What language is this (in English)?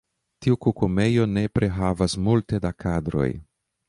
Esperanto